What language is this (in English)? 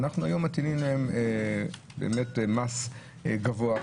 Hebrew